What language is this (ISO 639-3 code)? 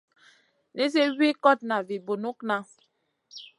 mcn